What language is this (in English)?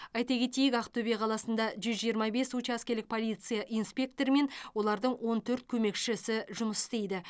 Kazakh